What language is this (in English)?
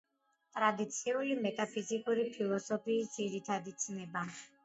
Georgian